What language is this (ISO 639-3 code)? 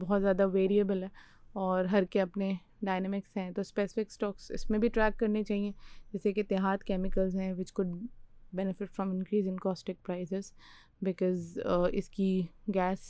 urd